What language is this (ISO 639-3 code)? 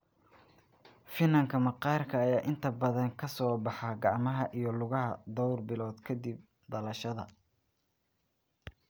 som